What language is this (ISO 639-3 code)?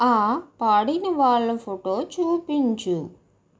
tel